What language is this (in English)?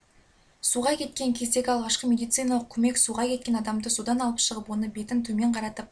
Kazakh